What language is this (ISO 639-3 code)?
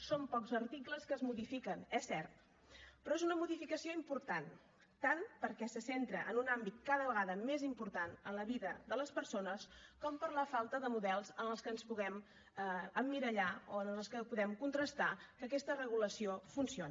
cat